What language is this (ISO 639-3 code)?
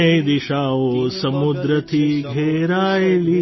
guj